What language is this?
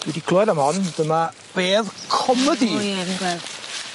Welsh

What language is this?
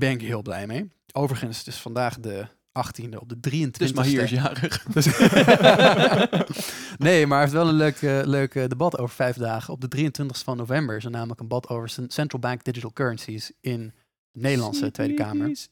Dutch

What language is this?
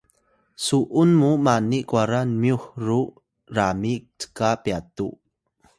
Atayal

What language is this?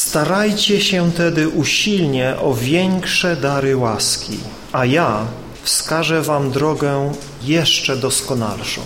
Polish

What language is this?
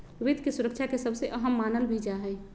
Magahi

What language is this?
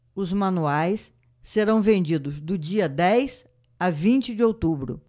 Portuguese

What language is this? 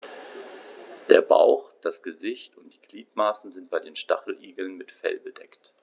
German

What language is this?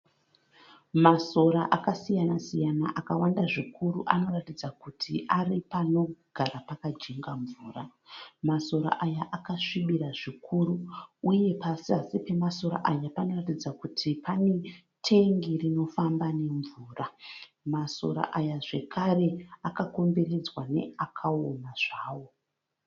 Shona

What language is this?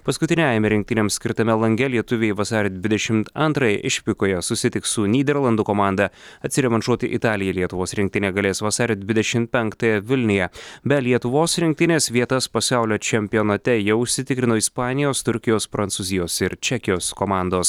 Lithuanian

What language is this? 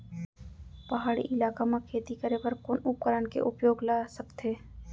Chhattisgarhi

